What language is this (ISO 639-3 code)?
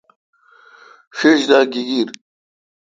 xka